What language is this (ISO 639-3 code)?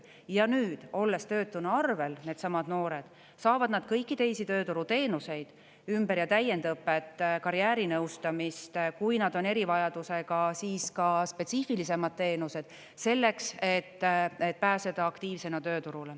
est